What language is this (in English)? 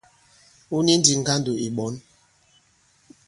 Bankon